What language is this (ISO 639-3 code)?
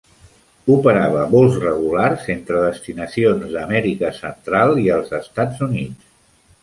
cat